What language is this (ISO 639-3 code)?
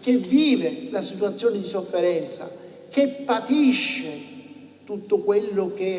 ita